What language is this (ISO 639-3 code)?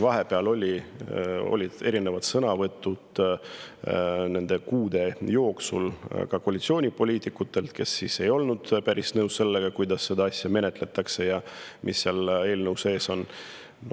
est